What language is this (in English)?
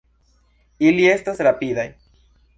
Esperanto